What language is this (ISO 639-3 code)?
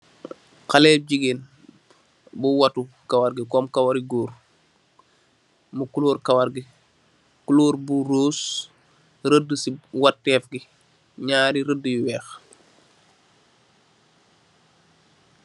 wol